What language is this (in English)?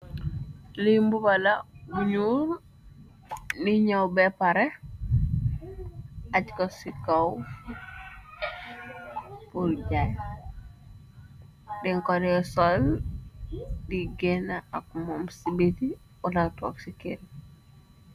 Wolof